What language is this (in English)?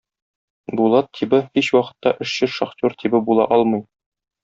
Tatar